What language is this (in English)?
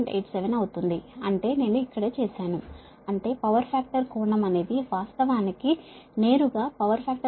Telugu